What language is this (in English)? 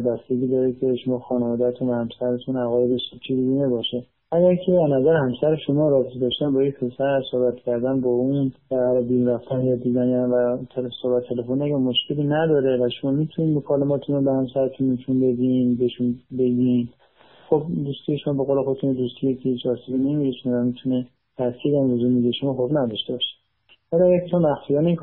Persian